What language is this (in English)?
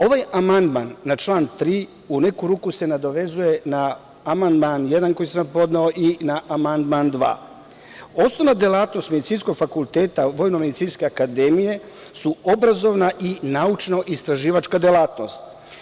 Serbian